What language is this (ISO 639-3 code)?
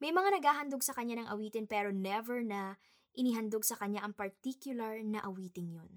fil